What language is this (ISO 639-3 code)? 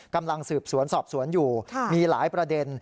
tha